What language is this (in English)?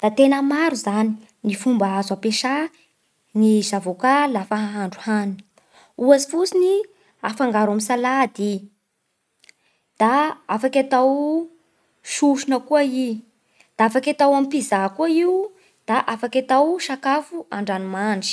Bara Malagasy